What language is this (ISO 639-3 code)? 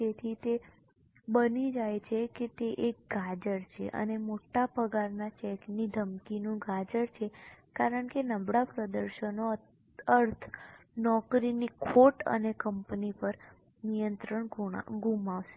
guj